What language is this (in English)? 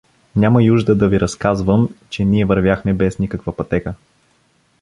Bulgarian